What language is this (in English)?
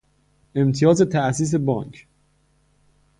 Persian